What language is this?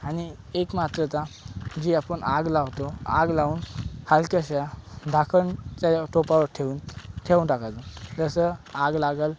Marathi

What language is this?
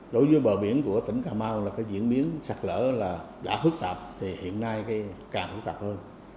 Vietnamese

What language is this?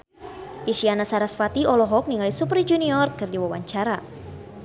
Sundanese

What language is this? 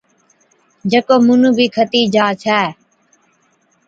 Od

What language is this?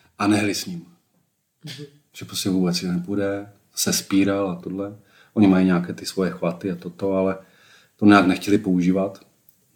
Czech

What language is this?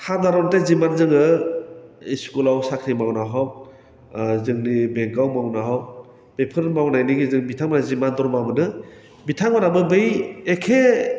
Bodo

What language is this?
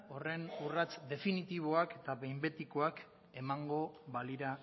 Basque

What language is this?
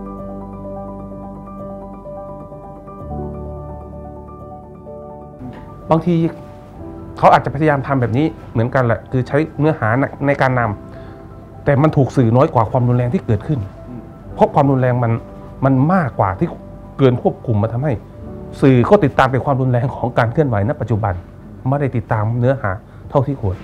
Thai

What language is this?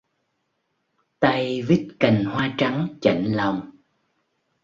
Vietnamese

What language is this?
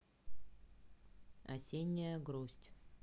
Russian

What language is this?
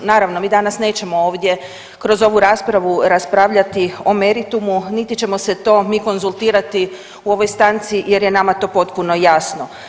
Croatian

